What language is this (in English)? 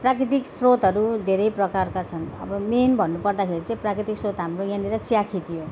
Nepali